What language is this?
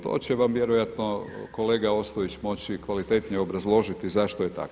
Croatian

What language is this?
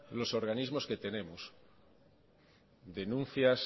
Spanish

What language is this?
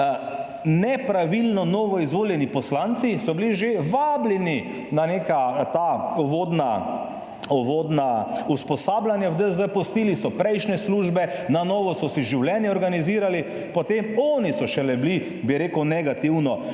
Slovenian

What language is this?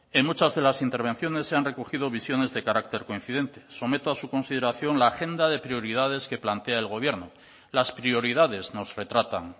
Spanish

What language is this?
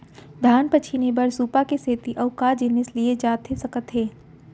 Chhattisgarhi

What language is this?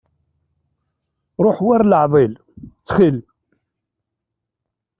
Kabyle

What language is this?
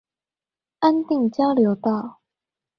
Chinese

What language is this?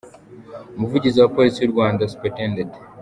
Kinyarwanda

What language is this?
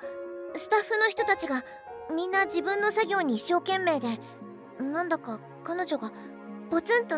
Japanese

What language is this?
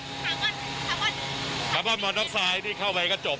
Thai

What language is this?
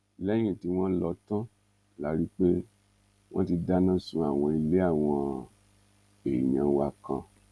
Yoruba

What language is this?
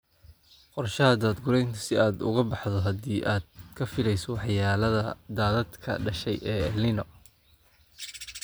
Somali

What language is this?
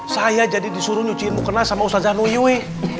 Indonesian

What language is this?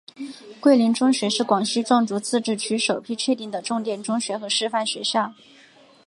Chinese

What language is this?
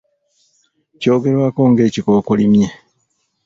Ganda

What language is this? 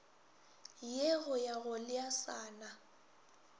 Northern Sotho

